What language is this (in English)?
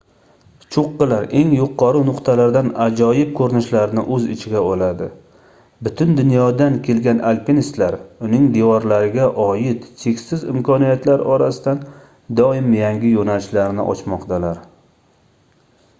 Uzbek